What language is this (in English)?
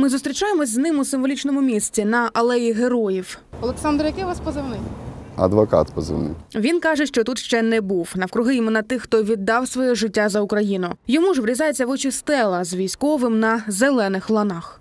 Ukrainian